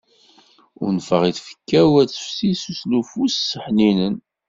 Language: Kabyle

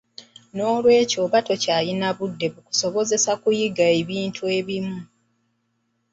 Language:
Ganda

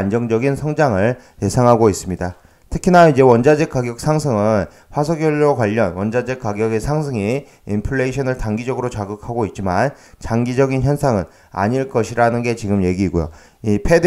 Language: Korean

